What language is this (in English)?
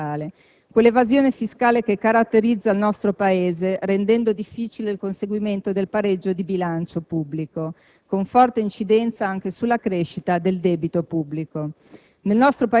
Italian